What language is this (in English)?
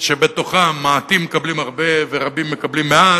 Hebrew